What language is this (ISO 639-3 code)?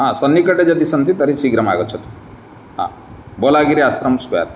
san